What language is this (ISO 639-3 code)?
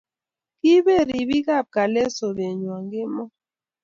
kln